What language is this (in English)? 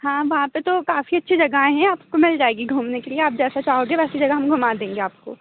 Hindi